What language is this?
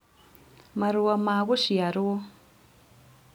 Kikuyu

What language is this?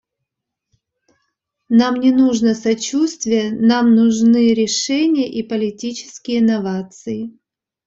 Russian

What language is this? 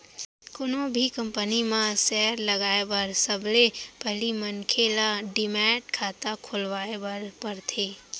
Chhattisgarhi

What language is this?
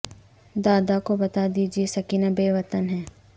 Urdu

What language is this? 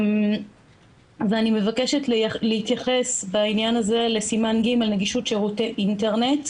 Hebrew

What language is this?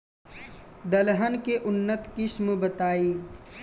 Bhojpuri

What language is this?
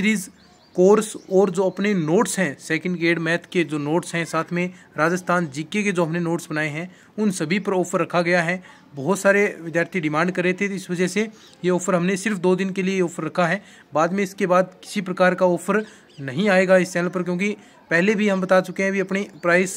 Hindi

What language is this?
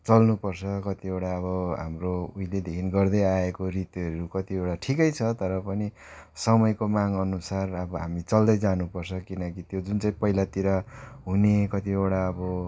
Nepali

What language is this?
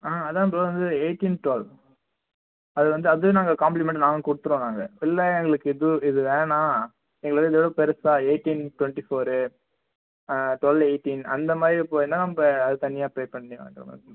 Tamil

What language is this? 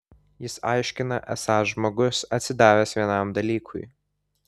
Lithuanian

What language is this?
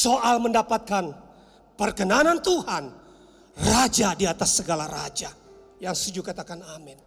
Indonesian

